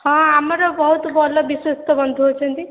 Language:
Odia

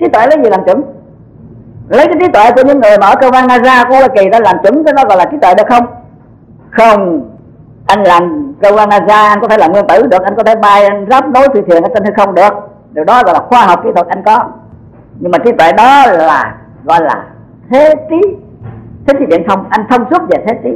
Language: Vietnamese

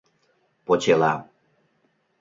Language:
Mari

